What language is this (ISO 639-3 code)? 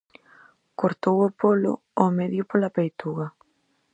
glg